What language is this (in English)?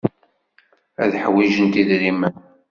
Kabyle